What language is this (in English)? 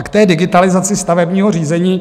Czech